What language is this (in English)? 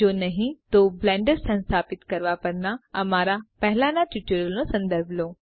Gujarati